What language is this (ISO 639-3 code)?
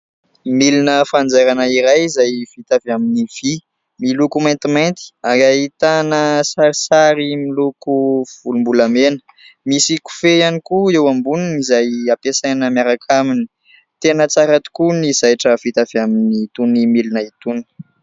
mlg